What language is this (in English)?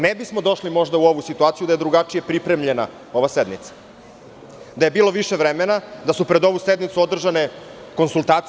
Serbian